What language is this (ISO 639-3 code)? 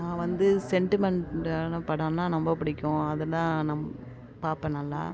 tam